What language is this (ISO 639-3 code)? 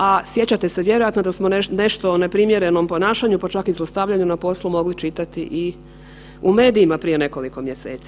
hrv